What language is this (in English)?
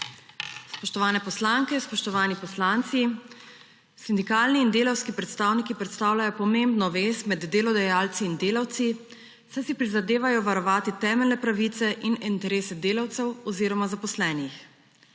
Slovenian